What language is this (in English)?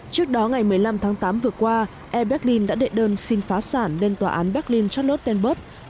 Vietnamese